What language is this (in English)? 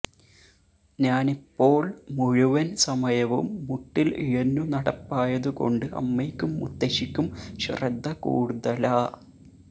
Malayalam